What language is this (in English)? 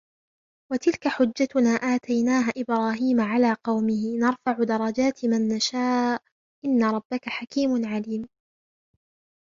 Arabic